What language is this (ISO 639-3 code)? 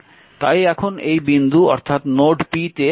ben